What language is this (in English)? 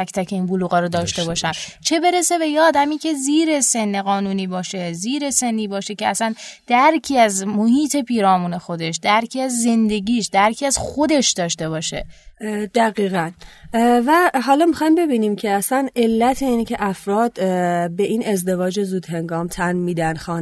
Persian